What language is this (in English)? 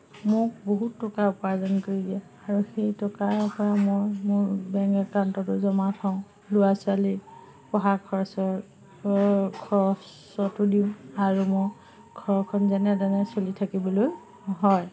Assamese